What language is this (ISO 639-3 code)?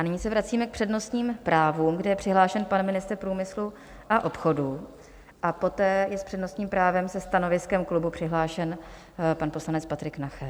ces